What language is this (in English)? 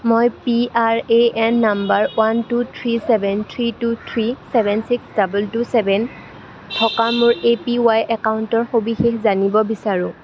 Assamese